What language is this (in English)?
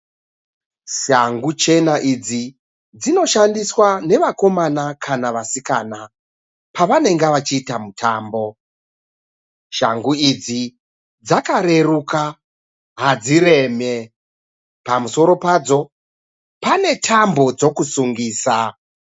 Shona